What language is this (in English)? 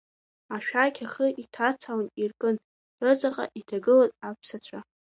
Abkhazian